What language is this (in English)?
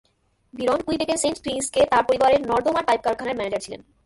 Bangla